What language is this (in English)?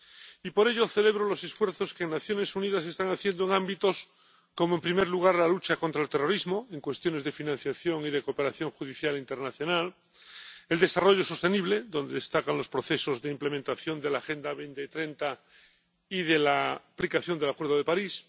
Spanish